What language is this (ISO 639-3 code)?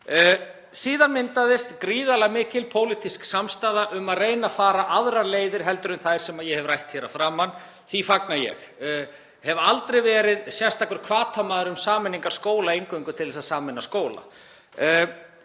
isl